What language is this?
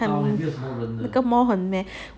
English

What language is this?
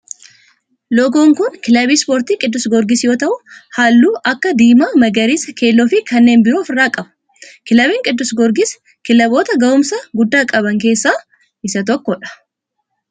Oromo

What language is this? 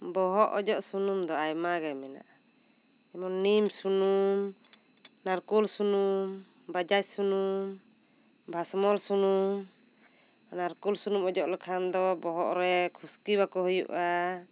Santali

